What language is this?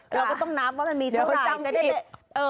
Thai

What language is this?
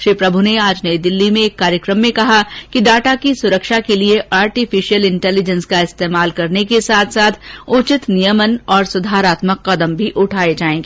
Hindi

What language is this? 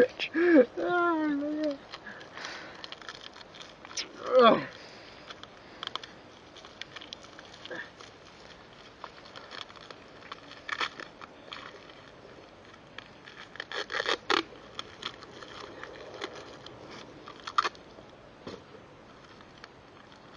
Russian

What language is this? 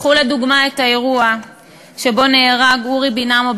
Hebrew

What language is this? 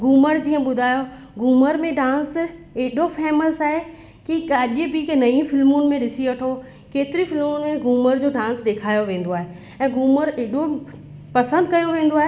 Sindhi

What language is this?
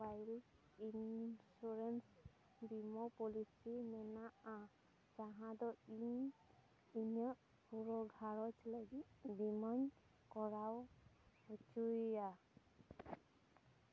Santali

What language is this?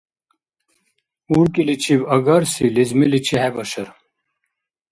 Dargwa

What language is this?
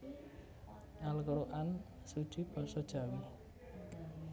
Javanese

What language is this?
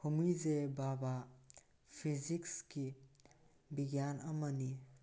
Manipuri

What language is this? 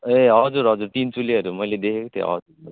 Nepali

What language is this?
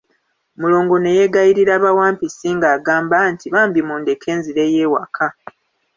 Ganda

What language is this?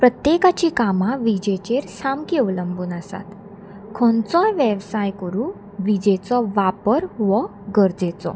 Konkani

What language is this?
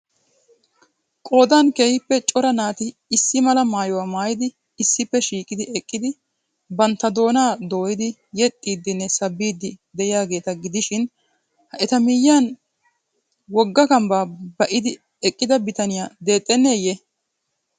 Wolaytta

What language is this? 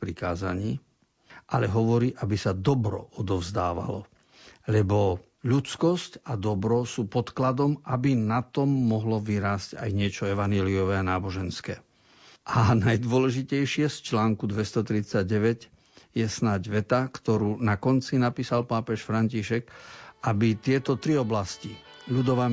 Slovak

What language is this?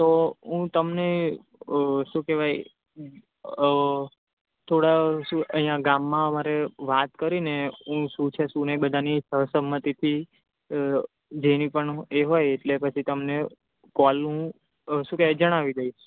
Gujarati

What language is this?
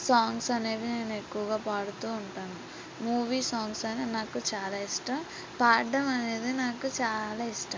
Telugu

